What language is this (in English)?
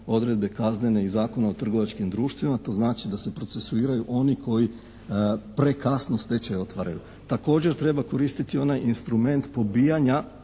Croatian